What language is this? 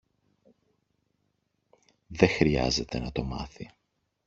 Greek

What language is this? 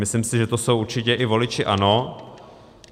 Czech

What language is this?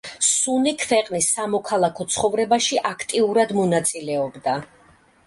Georgian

